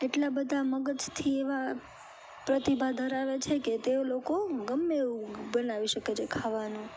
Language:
Gujarati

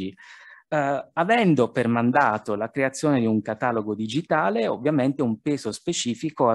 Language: Italian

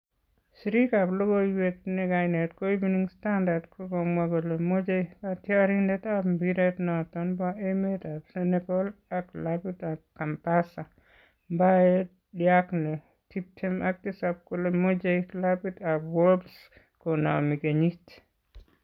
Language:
Kalenjin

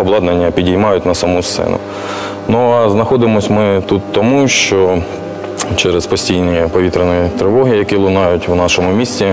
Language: Ukrainian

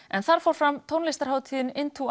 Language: Icelandic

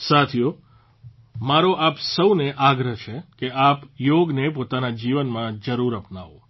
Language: Gujarati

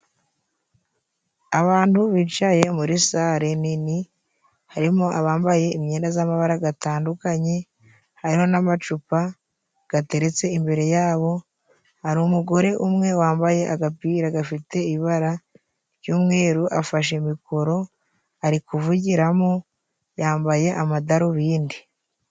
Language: Kinyarwanda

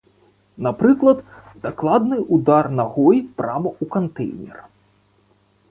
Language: Belarusian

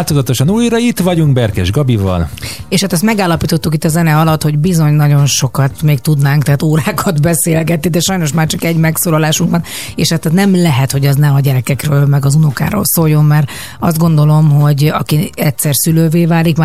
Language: Hungarian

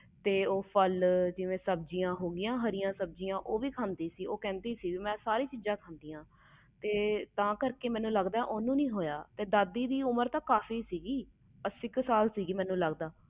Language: Punjabi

